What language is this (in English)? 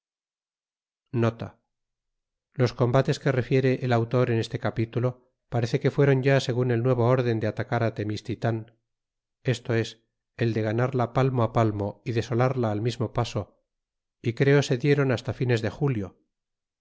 Spanish